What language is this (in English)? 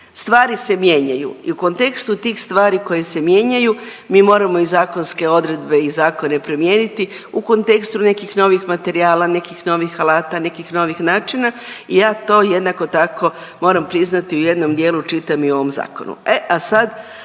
Croatian